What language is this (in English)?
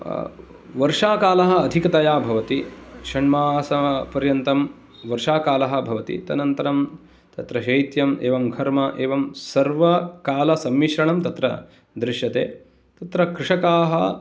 Sanskrit